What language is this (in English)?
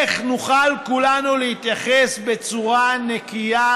Hebrew